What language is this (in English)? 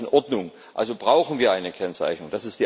German